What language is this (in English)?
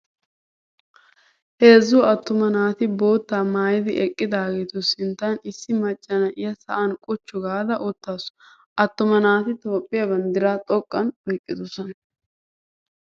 Wolaytta